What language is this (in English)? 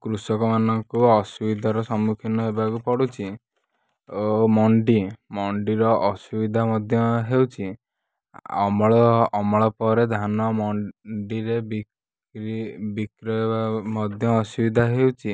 Odia